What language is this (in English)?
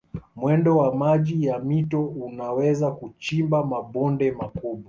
Swahili